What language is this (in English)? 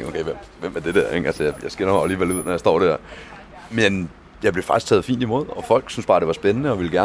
Danish